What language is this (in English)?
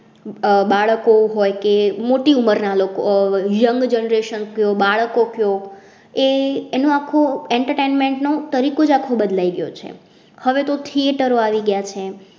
Gujarati